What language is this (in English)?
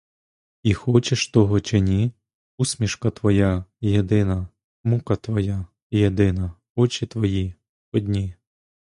Ukrainian